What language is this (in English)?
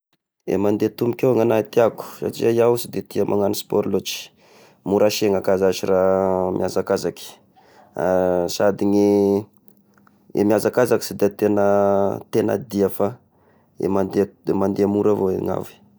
Tesaka Malagasy